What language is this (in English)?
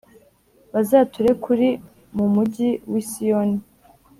Kinyarwanda